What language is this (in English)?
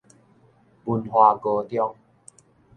Min Nan Chinese